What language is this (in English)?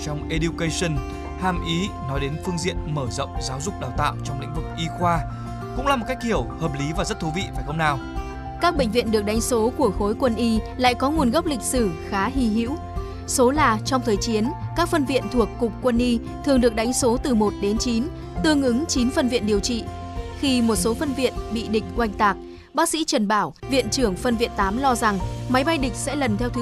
Vietnamese